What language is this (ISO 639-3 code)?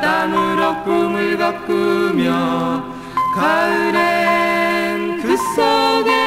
kor